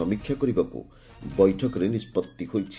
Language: Odia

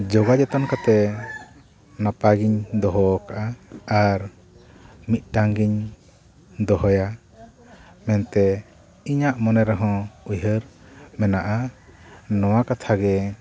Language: Santali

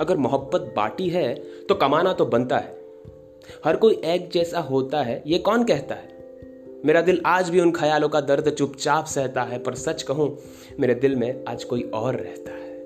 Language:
Hindi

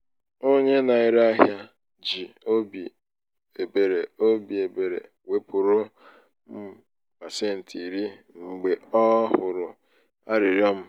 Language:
Igbo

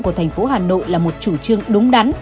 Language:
Vietnamese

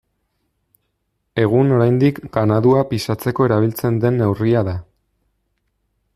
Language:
Basque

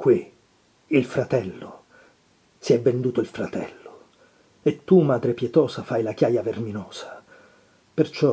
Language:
Italian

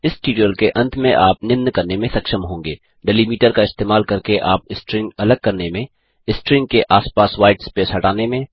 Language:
Hindi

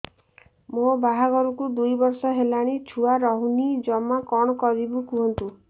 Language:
Odia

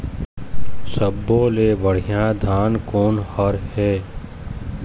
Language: Chhattisgarhi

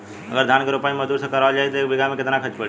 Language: Bhojpuri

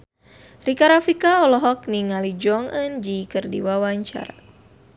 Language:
Sundanese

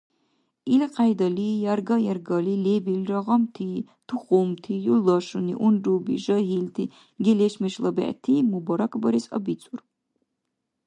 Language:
Dargwa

